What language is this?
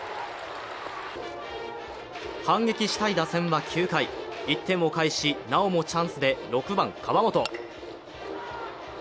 Japanese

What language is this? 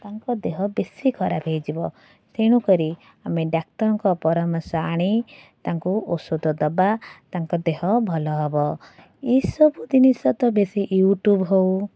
Odia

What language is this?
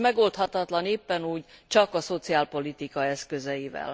Hungarian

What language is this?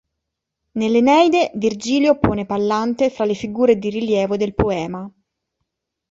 Italian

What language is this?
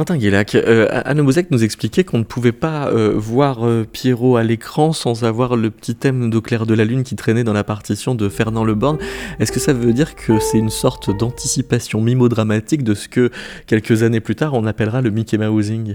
French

